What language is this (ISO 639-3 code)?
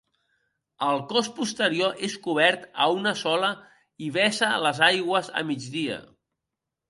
cat